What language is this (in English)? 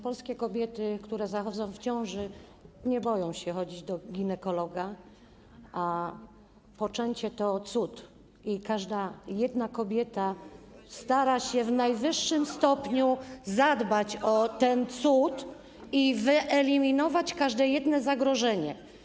Polish